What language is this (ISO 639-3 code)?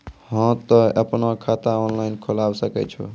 mai